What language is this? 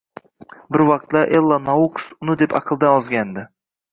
Uzbek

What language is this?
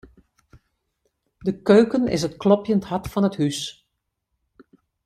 Western Frisian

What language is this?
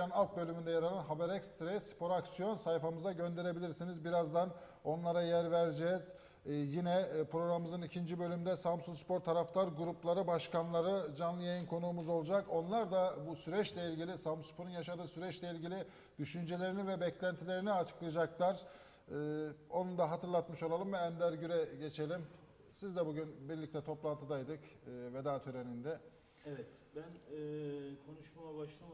Turkish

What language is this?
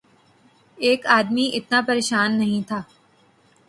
Urdu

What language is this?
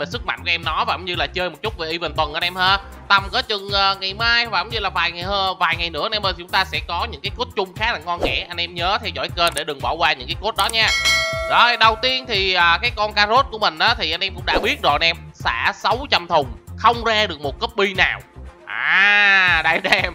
Vietnamese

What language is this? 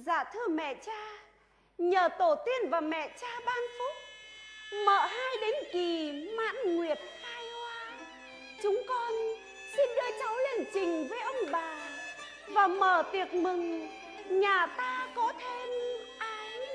Vietnamese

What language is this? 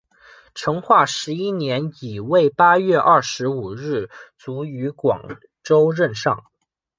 Chinese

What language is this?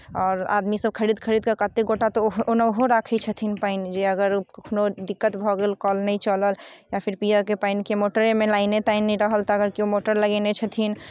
Maithili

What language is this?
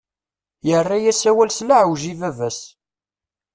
Kabyle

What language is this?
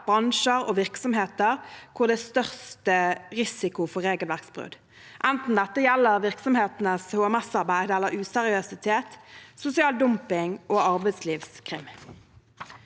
Norwegian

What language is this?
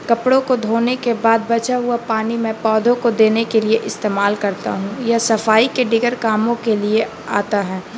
Urdu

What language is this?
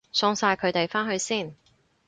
Cantonese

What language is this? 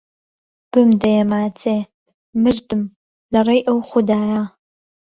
Central Kurdish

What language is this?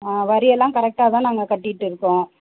Tamil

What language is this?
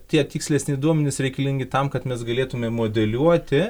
Lithuanian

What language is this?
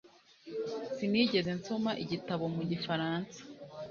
Kinyarwanda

